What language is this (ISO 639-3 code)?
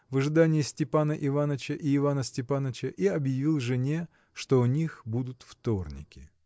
rus